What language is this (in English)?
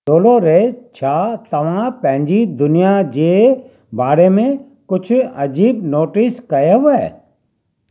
Sindhi